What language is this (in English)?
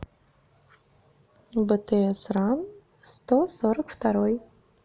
Russian